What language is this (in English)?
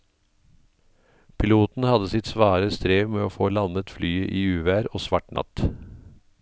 Norwegian